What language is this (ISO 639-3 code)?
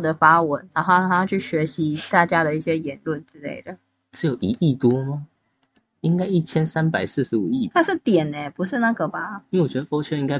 zho